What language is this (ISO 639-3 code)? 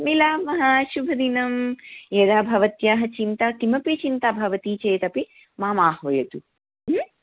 san